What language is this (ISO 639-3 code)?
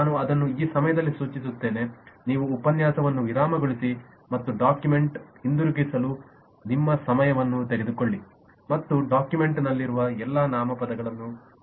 kan